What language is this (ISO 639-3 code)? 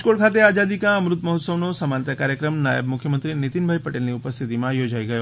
guj